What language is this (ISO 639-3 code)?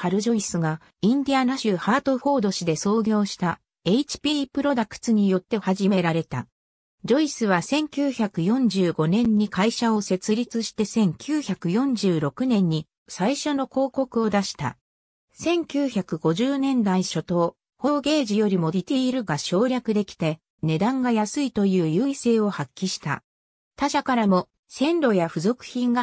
jpn